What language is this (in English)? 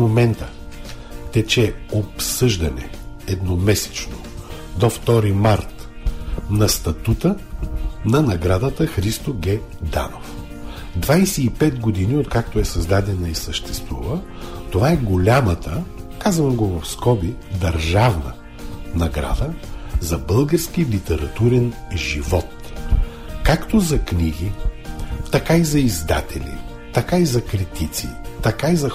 Bulgarian